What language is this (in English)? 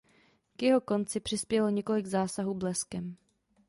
Czech